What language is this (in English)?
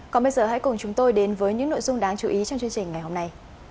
Vietnamese